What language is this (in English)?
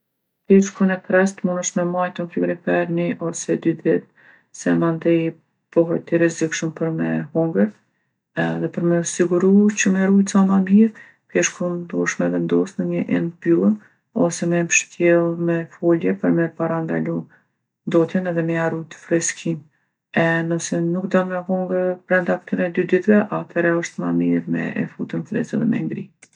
Gheg Albanian